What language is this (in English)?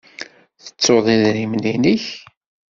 Kabyle